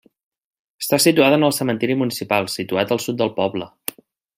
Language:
Catalan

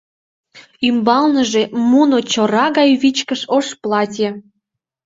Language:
Mari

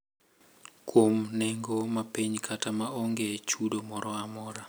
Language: Luo (Kenya and Tanzania)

